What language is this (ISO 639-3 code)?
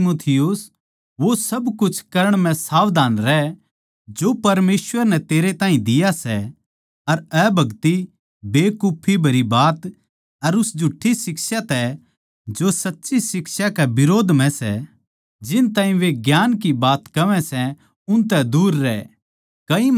bgc